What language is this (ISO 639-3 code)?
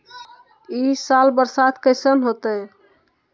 mag